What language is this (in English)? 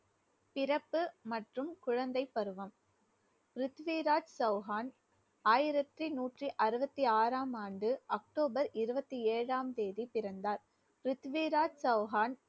Tamil